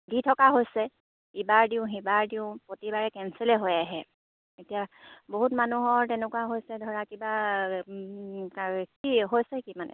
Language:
Assamese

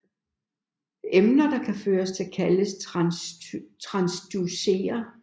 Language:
Danish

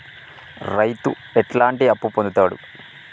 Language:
Telugu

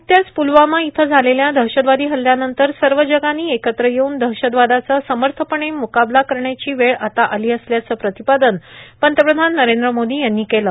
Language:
Marathi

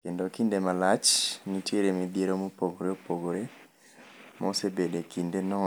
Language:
Luo (Kenya and Tanzania)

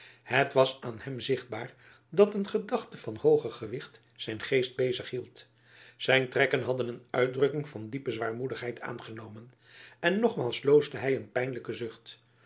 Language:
Dutch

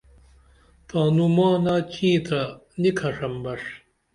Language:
Dameli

